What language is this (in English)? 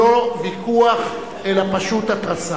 Hebrew